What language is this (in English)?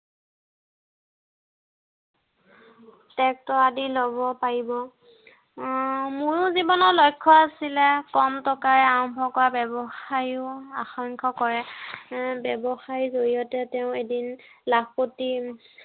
Assamese